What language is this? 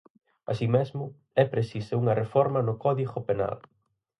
Galician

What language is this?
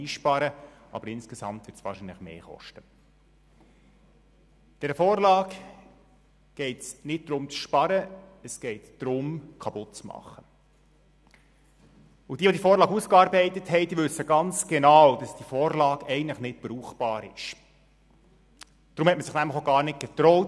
Swiss German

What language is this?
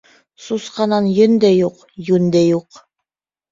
Bashkir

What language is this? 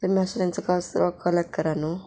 Konkani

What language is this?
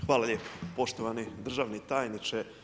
Croatian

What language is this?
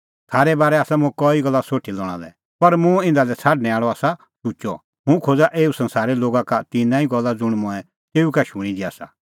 Kullu Pahari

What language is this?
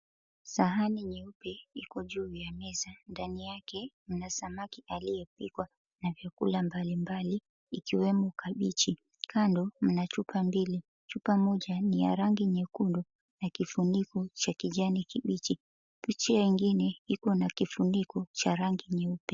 Swahili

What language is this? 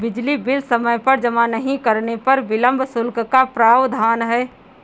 Hindi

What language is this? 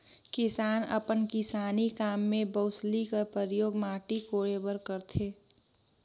Chhattisgarhi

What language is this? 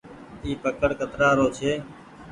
Goaria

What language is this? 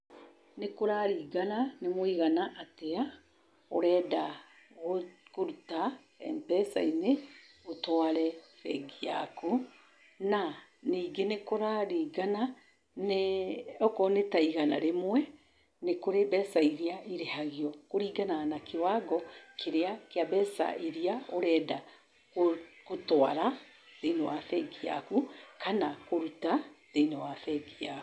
Kikuyu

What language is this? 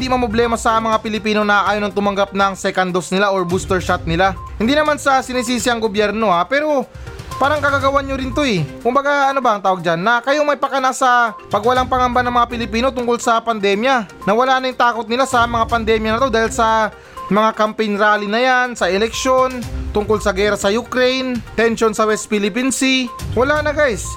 Filipino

